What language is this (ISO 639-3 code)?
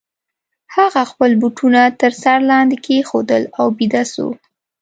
pus